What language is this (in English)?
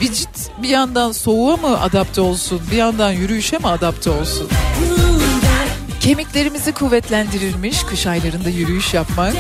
Turkish